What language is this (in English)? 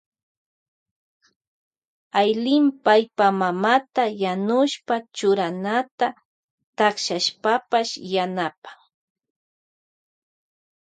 Loja Highland Quichua